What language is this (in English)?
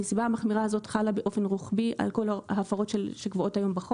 Hebrew